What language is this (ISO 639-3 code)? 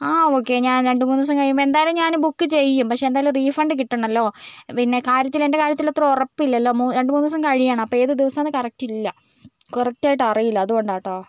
mal